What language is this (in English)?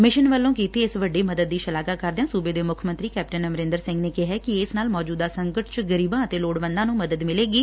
Punjabi